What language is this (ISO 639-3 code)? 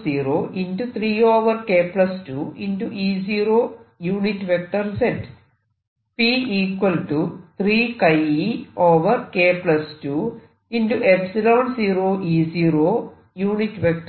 mal